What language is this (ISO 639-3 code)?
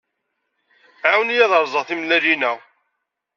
kab